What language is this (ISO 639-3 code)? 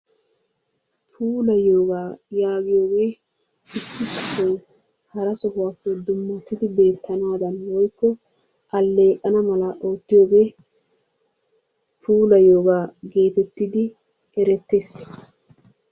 wal